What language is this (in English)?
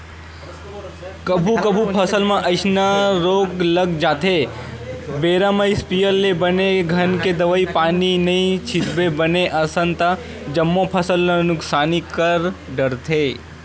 Chhattisgarhi